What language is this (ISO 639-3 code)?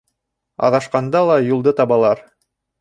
bak